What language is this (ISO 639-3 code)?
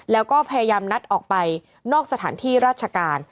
tha